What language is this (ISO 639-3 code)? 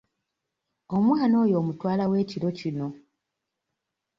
lug